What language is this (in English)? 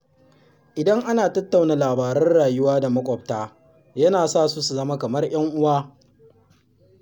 Hausa